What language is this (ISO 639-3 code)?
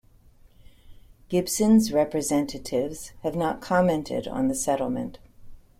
eng